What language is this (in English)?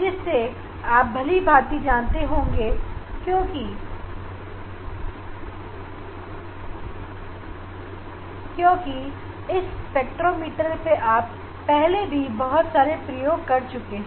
Hindi